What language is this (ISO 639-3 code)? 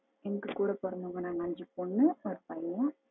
tam